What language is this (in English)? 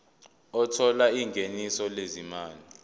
Zulu